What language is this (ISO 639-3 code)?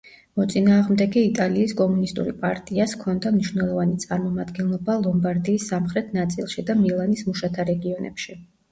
kat